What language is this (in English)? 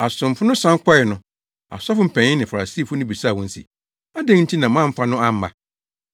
Akan